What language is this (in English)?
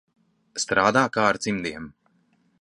Latvian